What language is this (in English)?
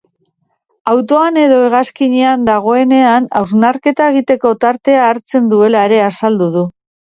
Basque